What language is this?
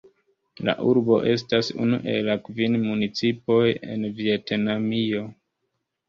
Esperanto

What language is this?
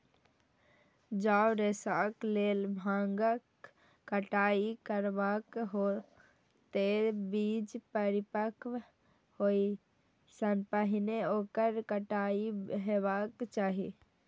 Maithili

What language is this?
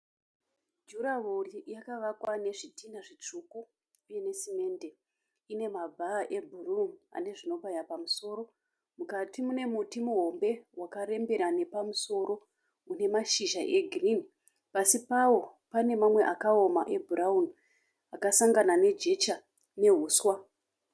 Shona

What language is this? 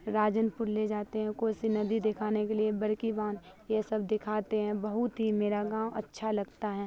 Urdu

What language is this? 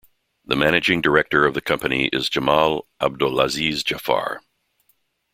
English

